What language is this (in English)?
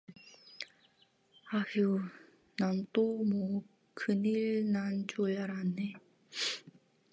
Korean